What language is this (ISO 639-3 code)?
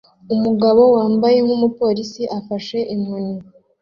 kin